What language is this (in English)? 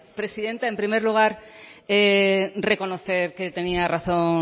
Spanish